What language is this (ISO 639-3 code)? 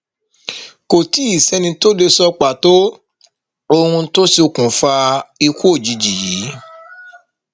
yor